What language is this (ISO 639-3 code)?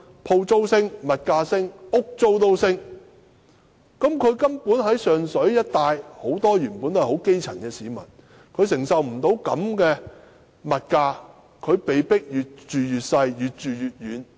yue